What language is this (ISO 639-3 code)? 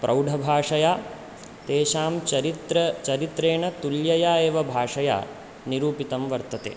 san